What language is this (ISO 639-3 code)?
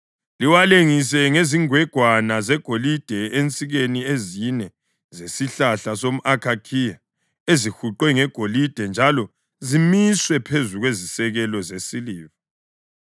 nde